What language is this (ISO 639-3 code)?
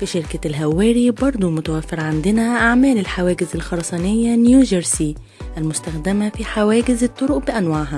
ara